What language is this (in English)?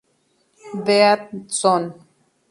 Spanish